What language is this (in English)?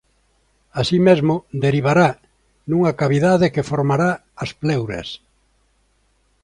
Galician